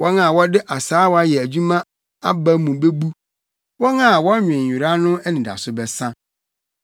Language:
Akan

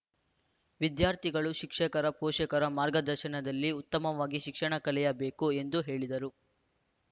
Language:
Kannada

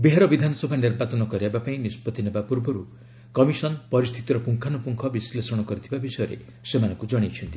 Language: Odia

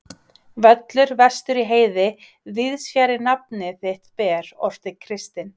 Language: Icelandic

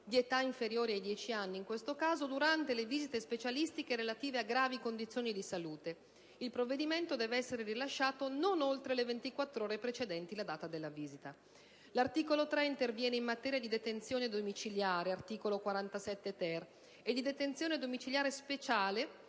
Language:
Italian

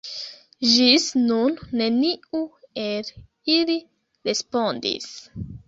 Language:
Esperanto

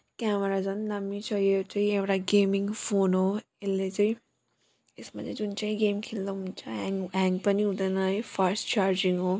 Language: Nepali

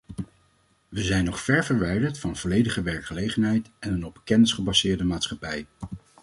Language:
Dutch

